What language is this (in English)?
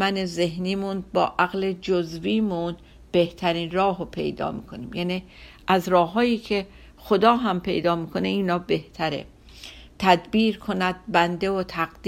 Persian